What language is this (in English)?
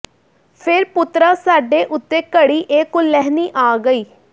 Punjabi